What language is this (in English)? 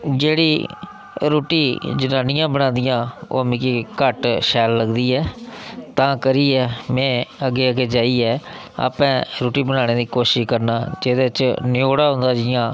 Dogri